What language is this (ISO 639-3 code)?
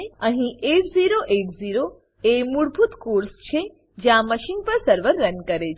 guj